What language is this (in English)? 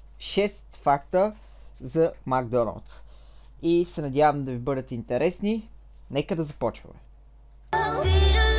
Bulgarian